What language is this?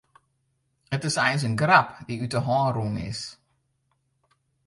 Western Frisian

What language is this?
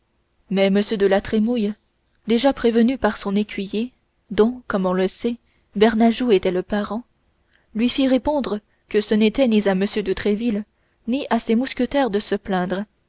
French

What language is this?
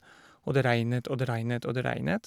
Norwegian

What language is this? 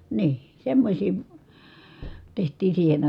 Finnish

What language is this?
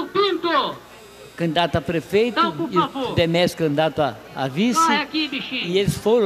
Portuguese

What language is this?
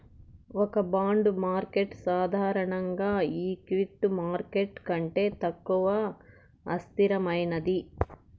Telugu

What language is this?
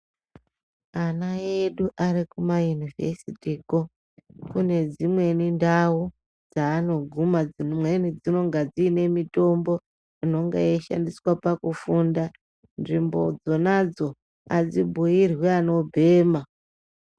Ndau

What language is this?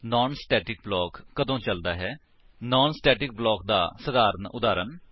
Punjabi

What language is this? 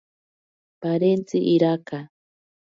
Ashéninka Perené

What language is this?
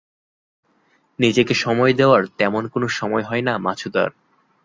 Bangla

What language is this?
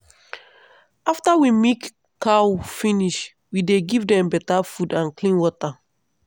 Nigerian Pidgin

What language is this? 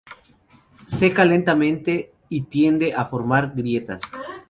Spanish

